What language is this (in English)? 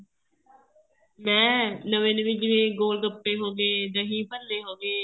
Punjabi